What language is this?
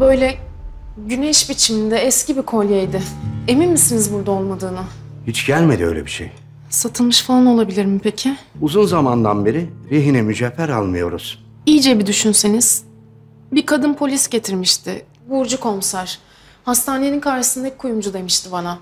Turkish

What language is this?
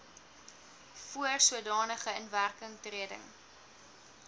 Afrikaans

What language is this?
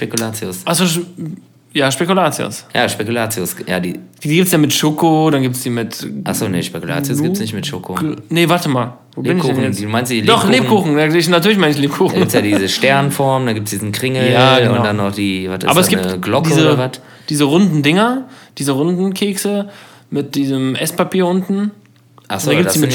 German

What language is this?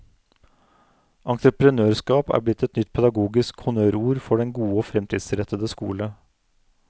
Norwegian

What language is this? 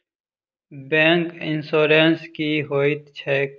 Maithili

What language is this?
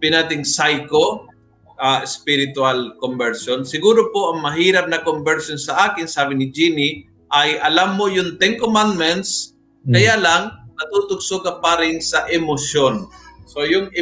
Filipino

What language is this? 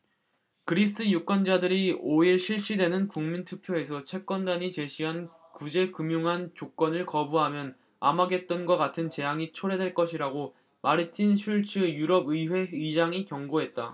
Korean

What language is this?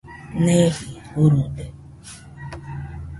Nüpode Huitoto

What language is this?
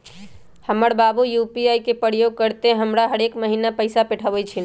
Magahi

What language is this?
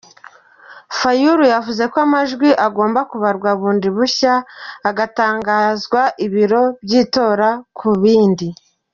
Kinyarwanda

